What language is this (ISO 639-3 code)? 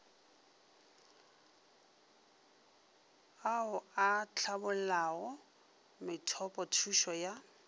nso